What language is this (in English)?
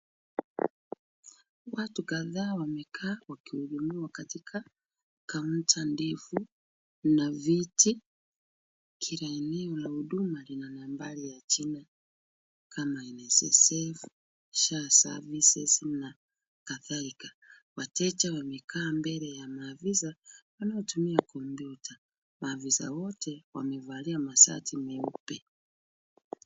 Swahili